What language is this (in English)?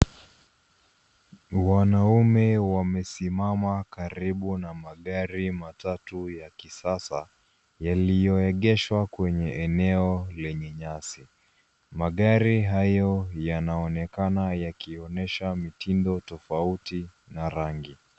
Swahili